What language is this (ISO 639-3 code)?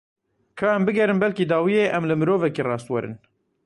kur